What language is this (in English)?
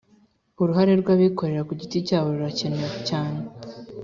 Kinyarwanda